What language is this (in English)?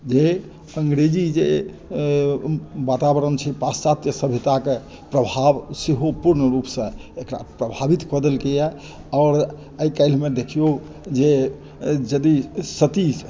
Maithili